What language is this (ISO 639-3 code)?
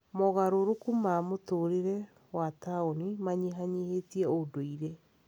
kik